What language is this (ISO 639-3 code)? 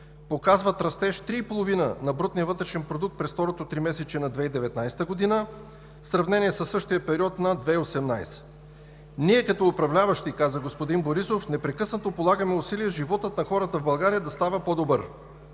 bul